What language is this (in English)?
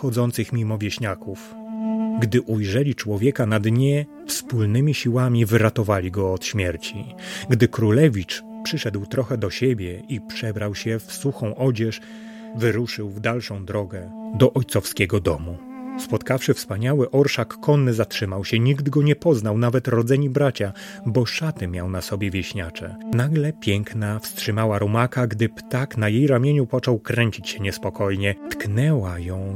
Polish